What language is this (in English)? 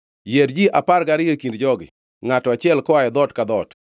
Luo (Kenya and Tanzania)